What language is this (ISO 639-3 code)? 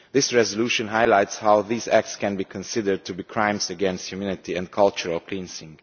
eng